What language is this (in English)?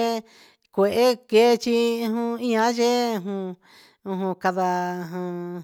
Huitepec Mixtec